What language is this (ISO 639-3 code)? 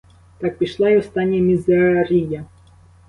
ukr